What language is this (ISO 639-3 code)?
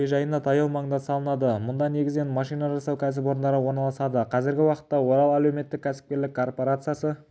kaz